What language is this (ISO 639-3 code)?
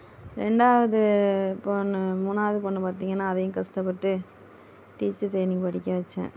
tam